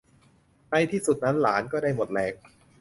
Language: Thai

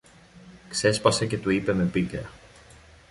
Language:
Greek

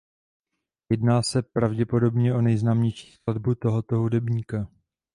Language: Czech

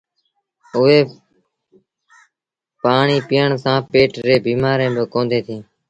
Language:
Sindhi Bhil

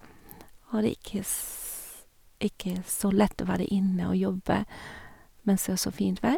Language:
Norwegian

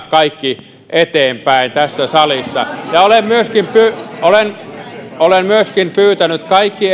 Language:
Finnish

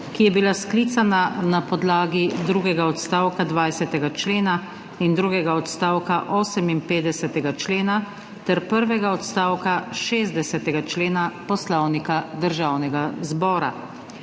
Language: Slovenian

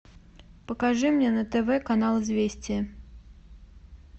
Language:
Russian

